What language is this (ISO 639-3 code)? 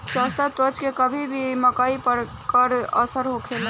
bho